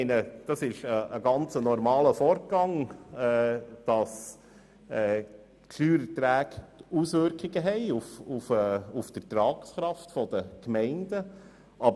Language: Swiss German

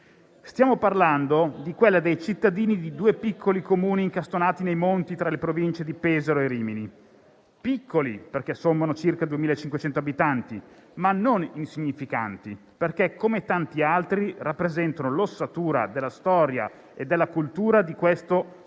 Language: Italian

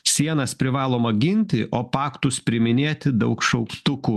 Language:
Lithuanian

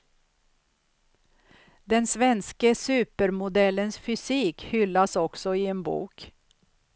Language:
Swedish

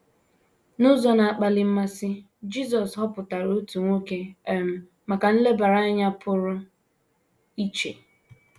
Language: Igbo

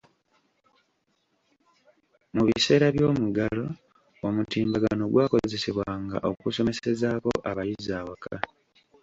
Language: Ganda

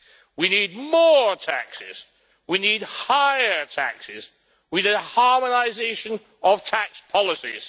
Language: English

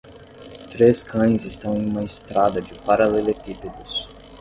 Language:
Portuguese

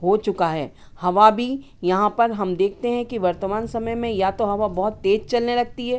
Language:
Hindi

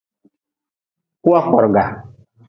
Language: Nawdm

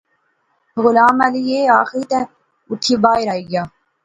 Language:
Pahari-Potwari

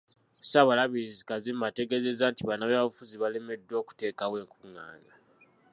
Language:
Ganda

